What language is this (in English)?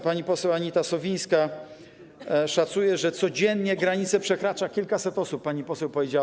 Polish